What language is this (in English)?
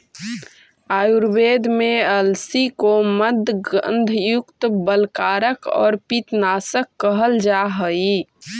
Magahi